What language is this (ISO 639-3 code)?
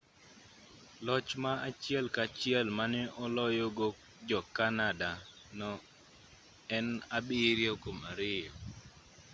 luo